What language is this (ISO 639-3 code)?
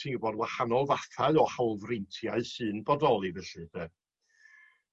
cym